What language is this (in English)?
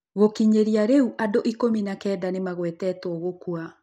Kikuyu